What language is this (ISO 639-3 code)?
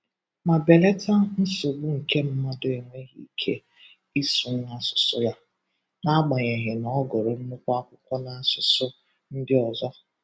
ibo